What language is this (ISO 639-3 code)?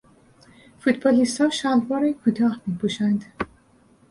fas